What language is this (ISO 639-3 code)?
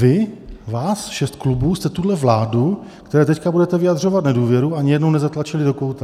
ces